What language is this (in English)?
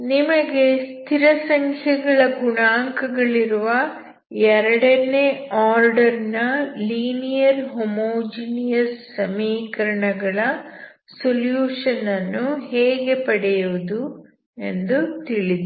Kannada